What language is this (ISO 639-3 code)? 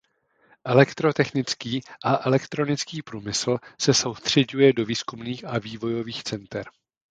ces